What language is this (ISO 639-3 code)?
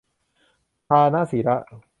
tha